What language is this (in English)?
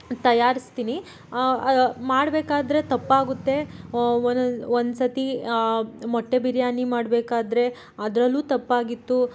Kannada